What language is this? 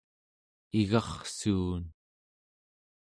Central Yupik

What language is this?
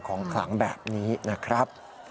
Thai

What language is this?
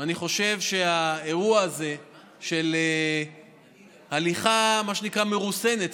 Hebrew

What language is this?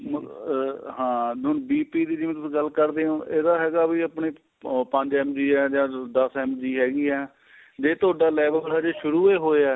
Punjabi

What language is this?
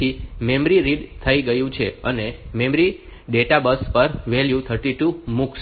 Gujarati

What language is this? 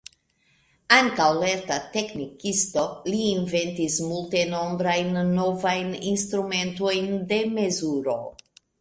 Esperanto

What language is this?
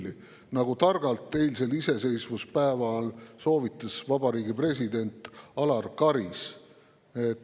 Estonian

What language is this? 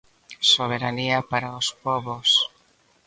Galician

